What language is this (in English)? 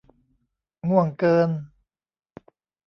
Thai